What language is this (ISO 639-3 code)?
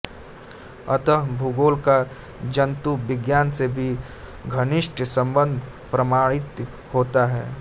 hin